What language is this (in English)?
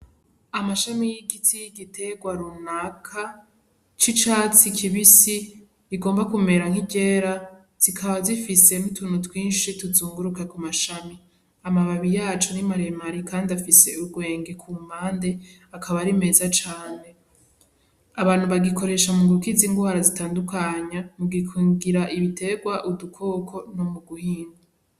Rundi